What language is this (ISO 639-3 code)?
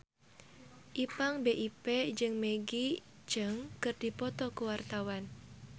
sun